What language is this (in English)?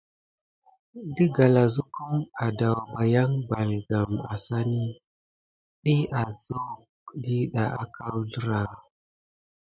Gidar